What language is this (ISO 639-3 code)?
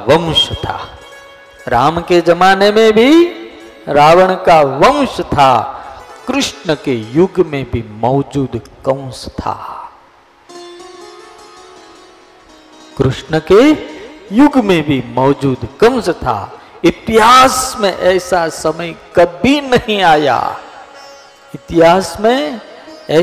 guj